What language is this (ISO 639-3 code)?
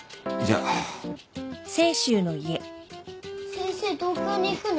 jpn